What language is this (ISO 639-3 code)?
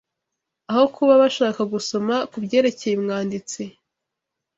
kin